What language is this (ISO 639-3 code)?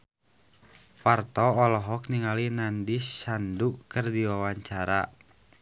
sun